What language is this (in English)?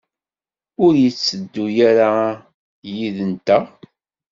Kabyle